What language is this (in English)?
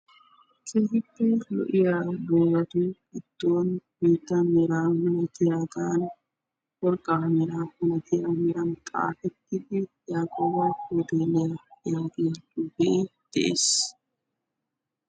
Wolaytta